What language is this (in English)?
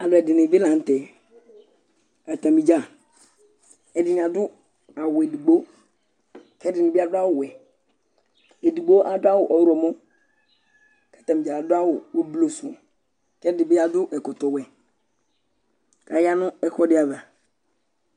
Ikposo